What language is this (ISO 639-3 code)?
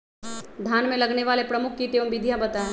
mag